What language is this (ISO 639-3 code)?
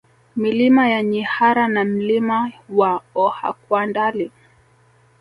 swa